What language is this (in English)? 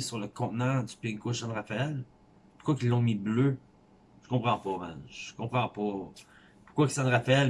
French